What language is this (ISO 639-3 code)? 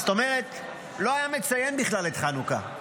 heb